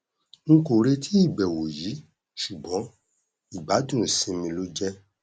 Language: Yoruba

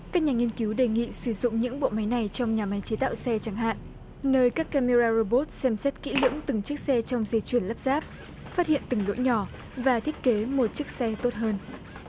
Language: Vietnamese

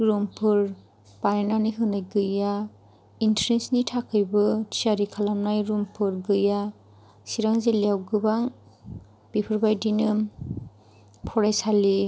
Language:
Bodo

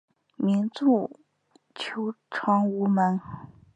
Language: Chinese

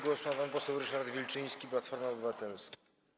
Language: Polish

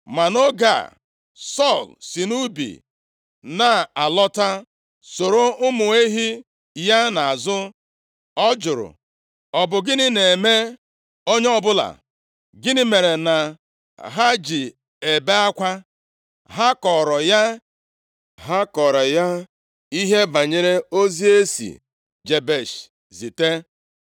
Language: Igbo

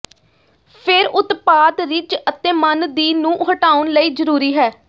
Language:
Punjabi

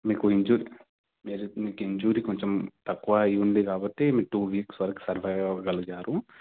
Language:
Telugu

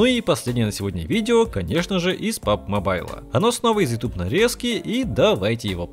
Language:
Russian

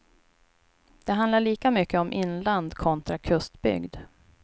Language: Swedish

